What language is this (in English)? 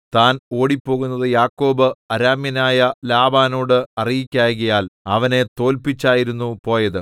Malayalam